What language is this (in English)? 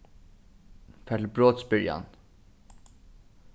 Faroese